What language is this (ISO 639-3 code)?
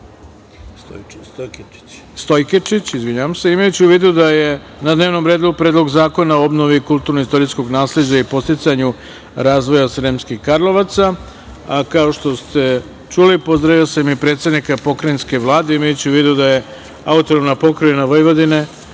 srp